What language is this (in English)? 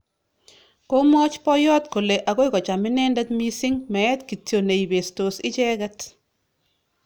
Kalenjin